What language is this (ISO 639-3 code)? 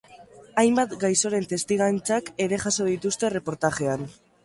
eus